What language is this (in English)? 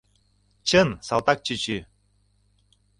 Mari